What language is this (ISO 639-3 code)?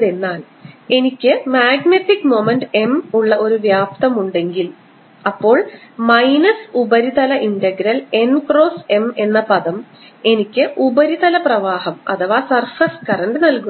mal